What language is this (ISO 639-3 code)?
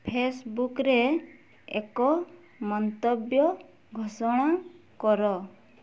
ori